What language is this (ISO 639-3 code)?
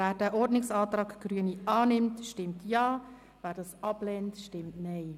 gsw